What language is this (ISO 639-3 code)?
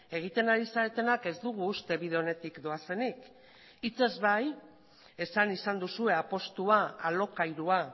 eus